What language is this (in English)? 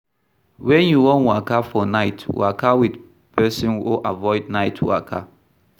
Nigerian Pidgin